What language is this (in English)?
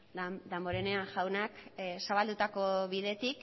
Basque